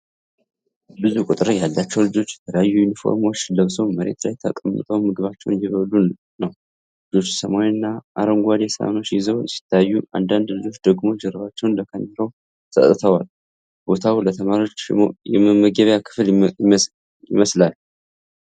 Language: Amharic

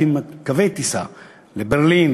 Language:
Hebrew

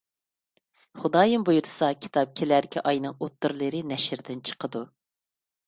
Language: Uyghur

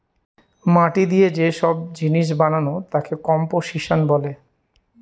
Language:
Bangla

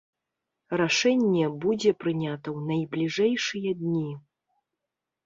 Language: Belarusian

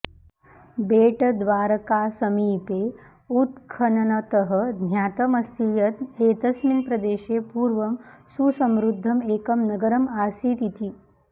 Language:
Sanskrit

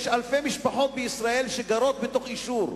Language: Hebrew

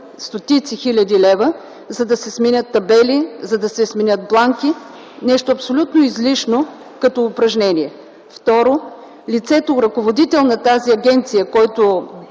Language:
Bulgarian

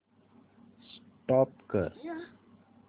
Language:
Marathi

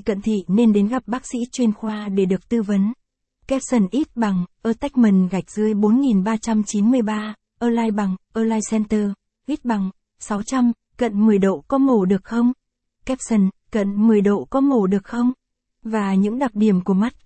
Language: Vietnamese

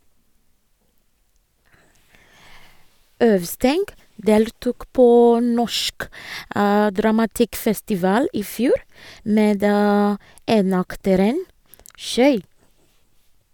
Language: Norwegian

